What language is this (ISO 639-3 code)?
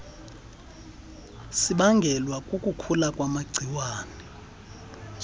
xho